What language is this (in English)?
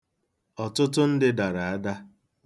Igbo